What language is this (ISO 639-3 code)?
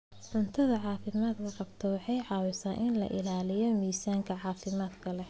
som